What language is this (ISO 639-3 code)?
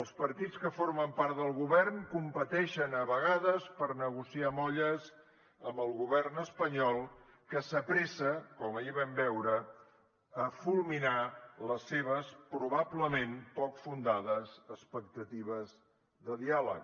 cat